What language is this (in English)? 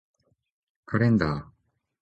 Japanese